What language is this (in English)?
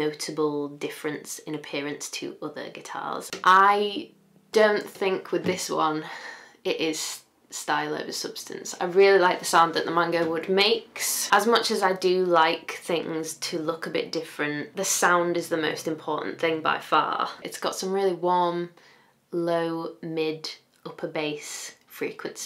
English